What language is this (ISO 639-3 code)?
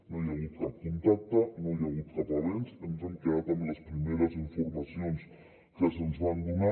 cat